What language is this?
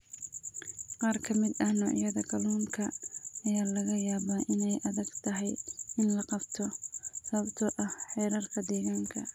Somali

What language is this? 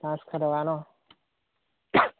Assamese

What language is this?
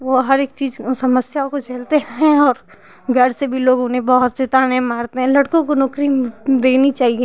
Hindi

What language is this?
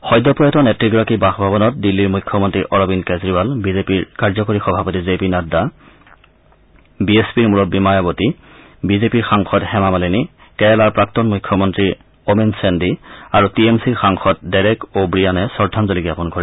Assamese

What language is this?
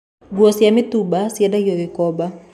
Kikuyu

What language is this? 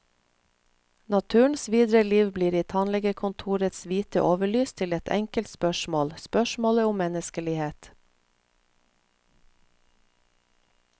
Norwegian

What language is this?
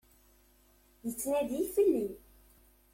Kabyle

